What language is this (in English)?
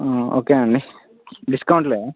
Telugu